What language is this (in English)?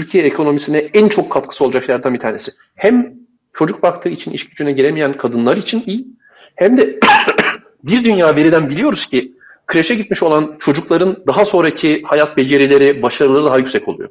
Turkish